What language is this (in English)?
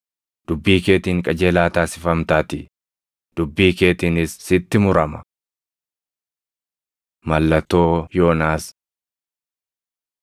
Oromo